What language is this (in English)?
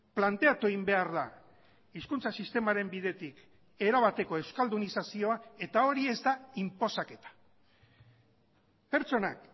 Basque